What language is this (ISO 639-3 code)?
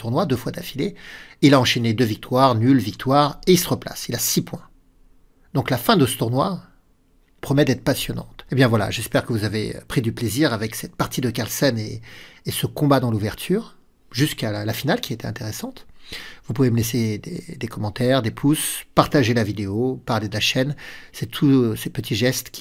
fra